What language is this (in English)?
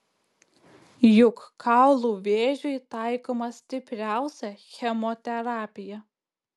Lithuanian